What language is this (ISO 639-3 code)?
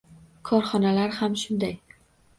uzb